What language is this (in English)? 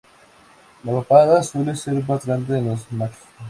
Spanish